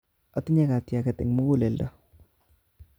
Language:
Kalenjin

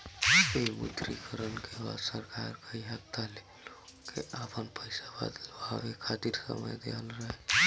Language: Bhojpuri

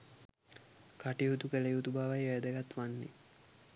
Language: Sinhala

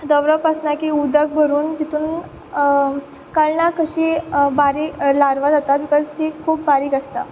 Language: Konkani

